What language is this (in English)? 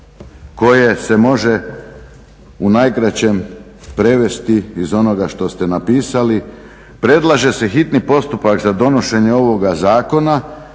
Croatian